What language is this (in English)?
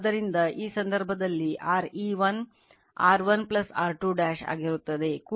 Kannada